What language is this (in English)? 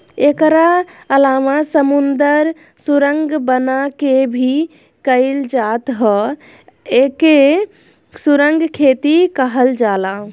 Bhojpuri